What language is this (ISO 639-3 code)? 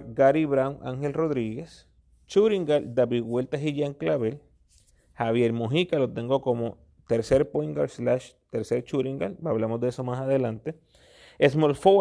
spa